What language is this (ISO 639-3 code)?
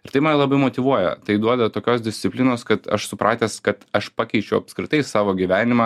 lit